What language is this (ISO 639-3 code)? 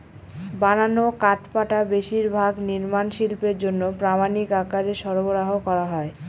ben